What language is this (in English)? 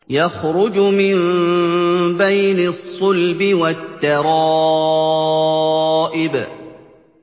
Arabic